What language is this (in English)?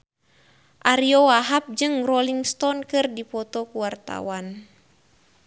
Sundanese